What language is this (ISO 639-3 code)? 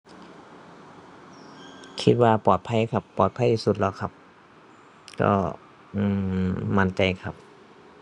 tha